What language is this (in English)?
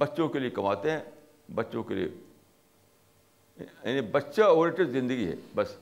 Urdu